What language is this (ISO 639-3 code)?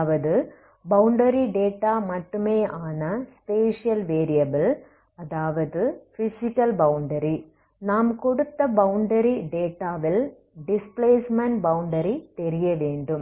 tam